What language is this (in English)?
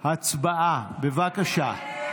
Hebrew